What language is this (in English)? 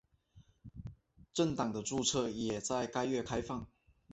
Chinese